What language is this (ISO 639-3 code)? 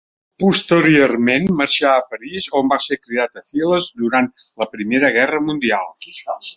cat